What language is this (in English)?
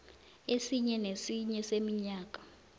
South Ndebele